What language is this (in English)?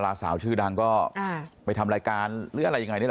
Thai